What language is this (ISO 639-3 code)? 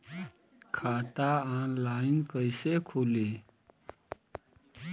bho